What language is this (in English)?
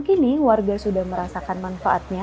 Indonesian